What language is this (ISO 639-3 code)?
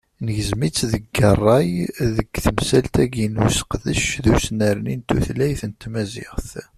kab